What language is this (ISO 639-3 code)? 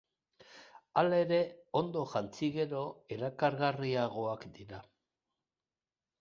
eus